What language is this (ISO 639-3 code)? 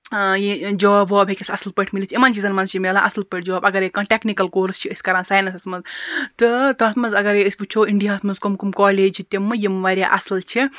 kas